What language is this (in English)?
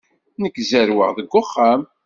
Kabyle